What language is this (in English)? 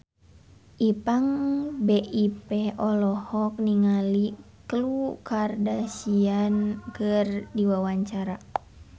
Sundanese